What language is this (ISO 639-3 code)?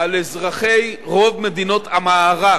heb